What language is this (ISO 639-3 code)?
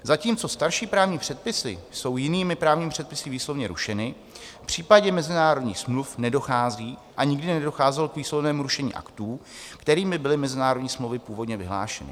ces